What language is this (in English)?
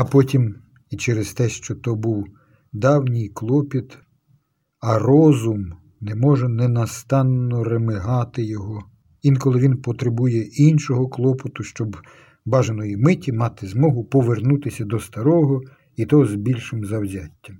Ukrainian